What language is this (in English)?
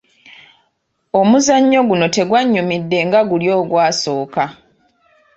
Ganda